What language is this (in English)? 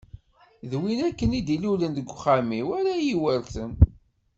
Kabyle